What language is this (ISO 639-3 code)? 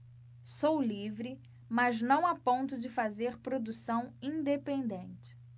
por